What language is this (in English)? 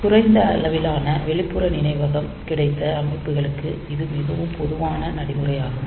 Tamil